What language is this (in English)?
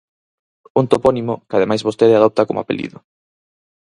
Galician